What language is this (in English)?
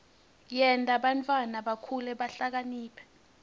Swati